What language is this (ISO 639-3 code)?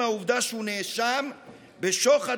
heb